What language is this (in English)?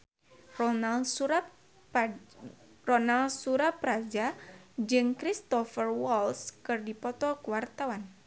Sundanese